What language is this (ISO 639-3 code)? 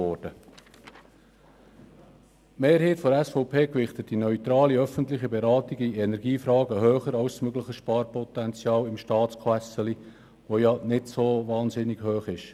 gsw